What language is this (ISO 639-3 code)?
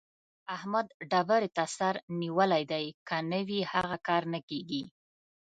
pus